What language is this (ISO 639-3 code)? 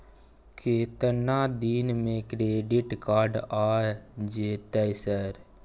mai